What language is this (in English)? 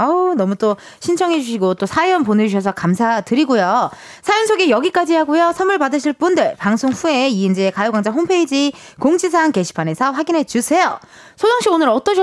Korean